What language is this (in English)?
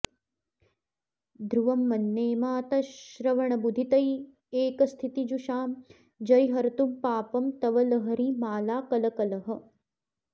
Sanskrit